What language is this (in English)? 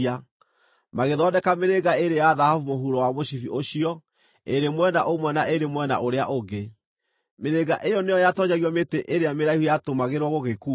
Kikuyu